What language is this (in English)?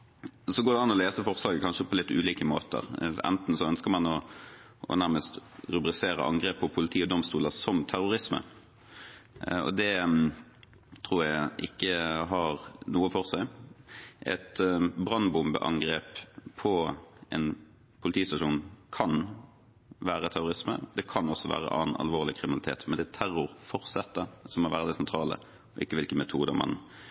Norwegian Bokmål